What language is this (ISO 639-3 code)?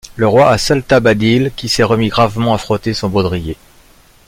fra